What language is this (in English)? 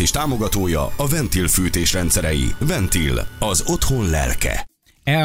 Hungarian